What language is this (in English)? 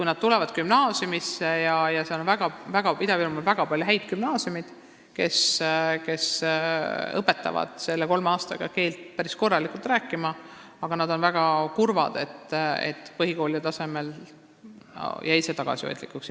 Estonian